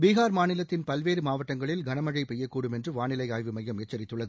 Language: Tamil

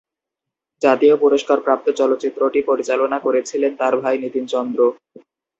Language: Bangla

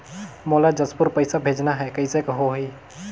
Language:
Chhattisgarhi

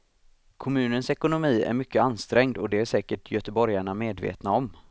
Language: Swedish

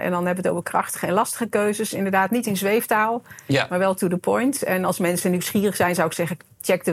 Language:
Dutch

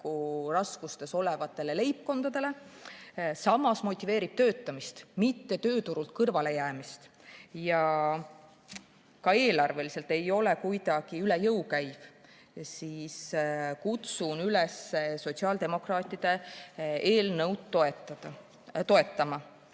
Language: Estonian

